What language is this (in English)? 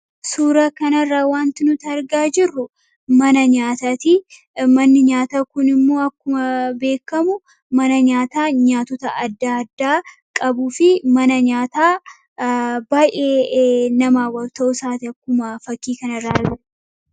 Oromo